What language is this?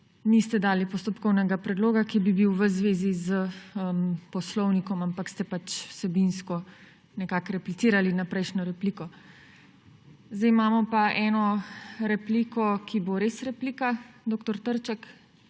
Slovenian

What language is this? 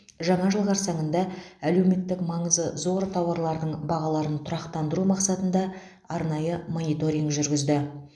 Kazakh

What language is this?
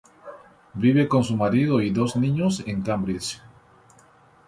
Spanish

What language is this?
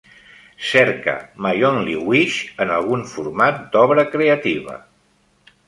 Catalan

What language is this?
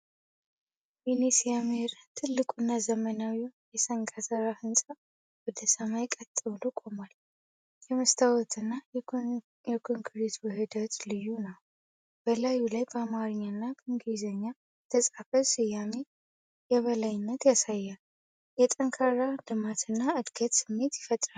Amharic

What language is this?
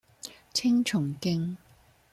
Cantonese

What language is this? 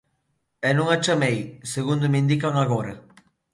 Galician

